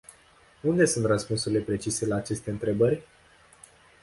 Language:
Romanian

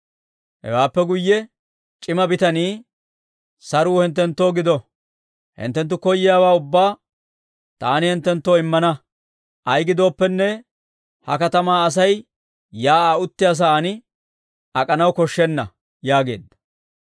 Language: Dawro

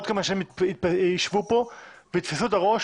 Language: Hebrew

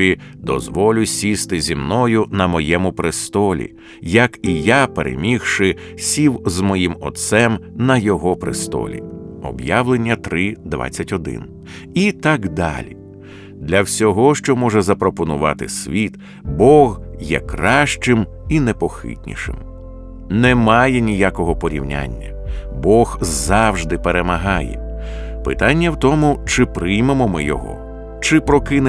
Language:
Ukrainian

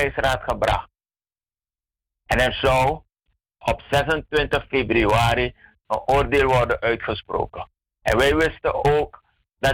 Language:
Dutch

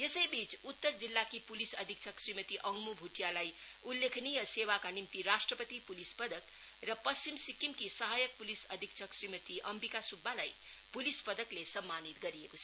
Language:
Nepali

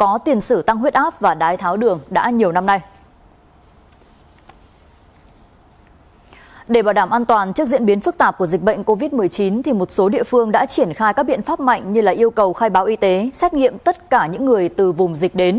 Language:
Vietnamese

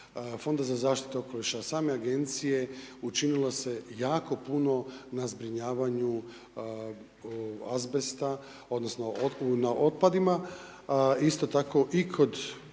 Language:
Croatian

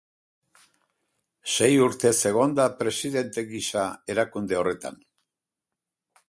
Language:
Basque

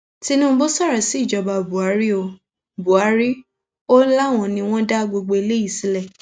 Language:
Yoruba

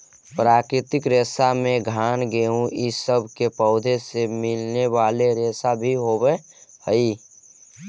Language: Magahi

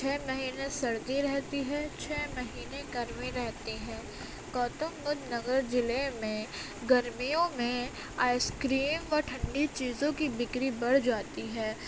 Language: Urdu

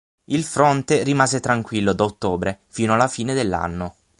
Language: Italian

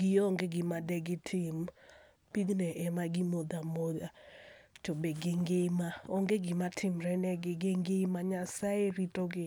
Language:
Luo (Kenya and Tanzania)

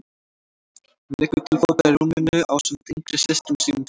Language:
Icelandic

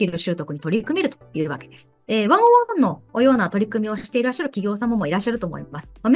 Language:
Japanese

